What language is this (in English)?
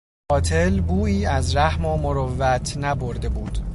Persian